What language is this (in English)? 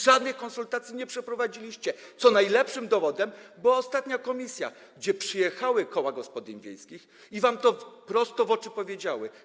Polish